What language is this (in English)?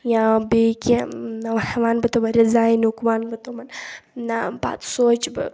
Kashmiri